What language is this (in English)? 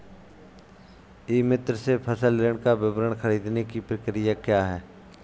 Hindi